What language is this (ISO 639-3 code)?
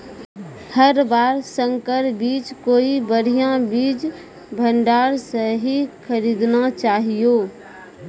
mai